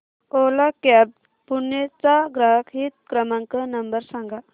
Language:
Marathi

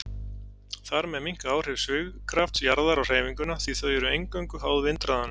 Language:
Icelandic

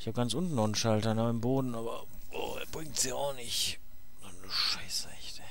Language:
German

